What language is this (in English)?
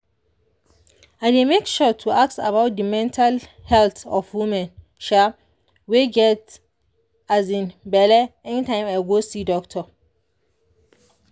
Nigerian Pidgin